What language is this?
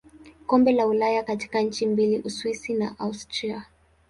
Swahili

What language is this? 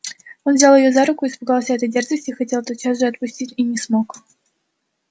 Russian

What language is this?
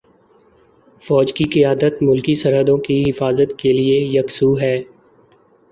Urdu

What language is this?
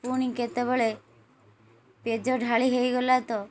Odia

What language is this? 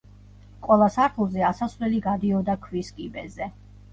Georgian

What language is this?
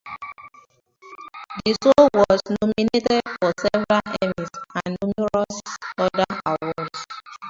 English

